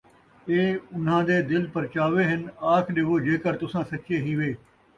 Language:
Saraiki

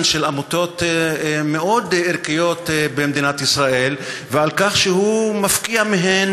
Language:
Hebrew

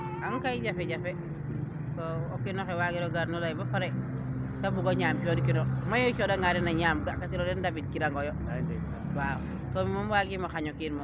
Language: Serer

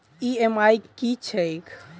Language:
Maithili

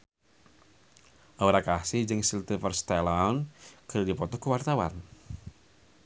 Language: Sundanese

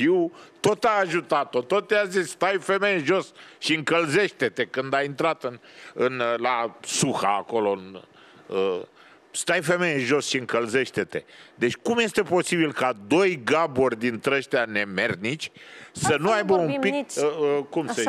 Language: Romanian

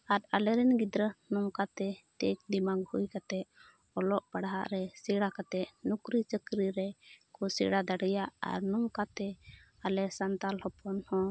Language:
Santali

